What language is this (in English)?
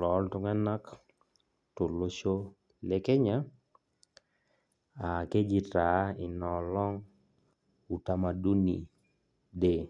Masai